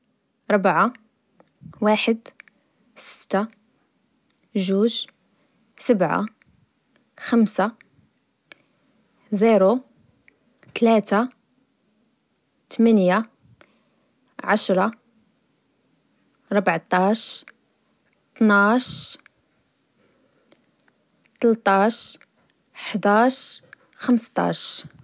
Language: Moroccan Arabic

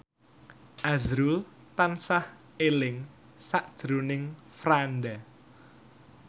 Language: Javanese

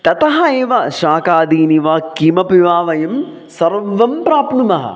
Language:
Sanskrit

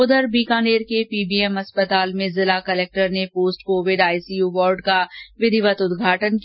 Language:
Hindi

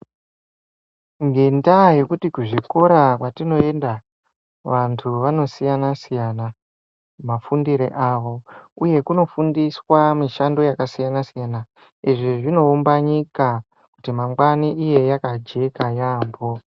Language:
Ndau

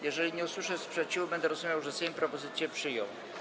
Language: Polish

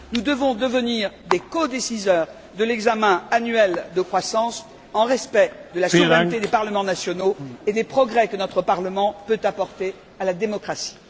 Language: French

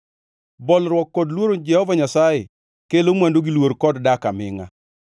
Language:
Luo (Kenya and Tanzania)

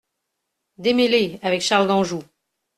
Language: French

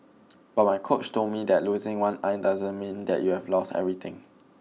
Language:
English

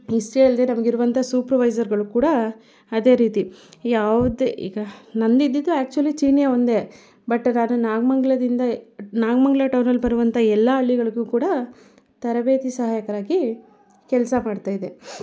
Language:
Kannada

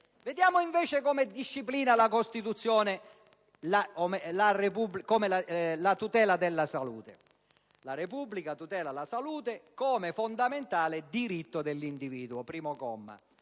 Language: Italian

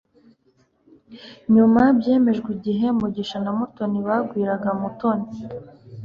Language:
Kinyarwanda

